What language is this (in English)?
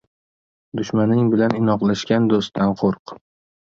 Uzbek